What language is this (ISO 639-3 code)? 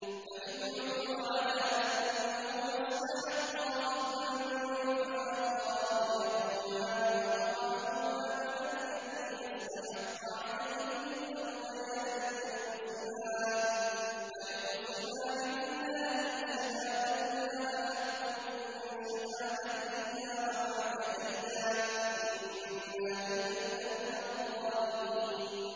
ara